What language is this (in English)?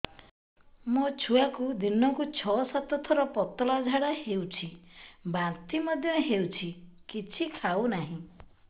Odia